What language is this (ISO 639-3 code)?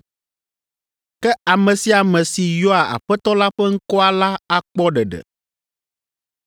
ewe